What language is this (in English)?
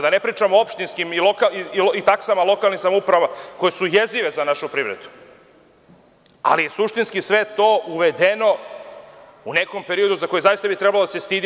Serbian